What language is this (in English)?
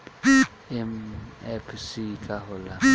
Bhojpuri